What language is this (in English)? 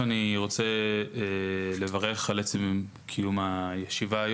Hebrew